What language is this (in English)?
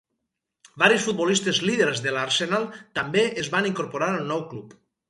Catalan